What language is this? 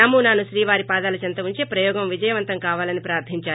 Telugu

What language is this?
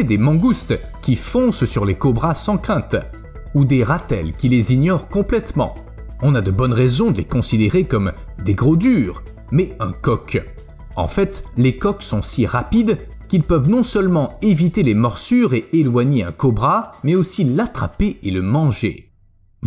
French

